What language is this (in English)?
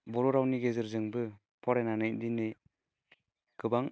Bodo